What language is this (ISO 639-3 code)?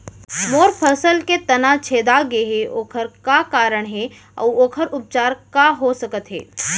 hne